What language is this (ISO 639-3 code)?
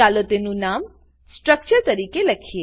guj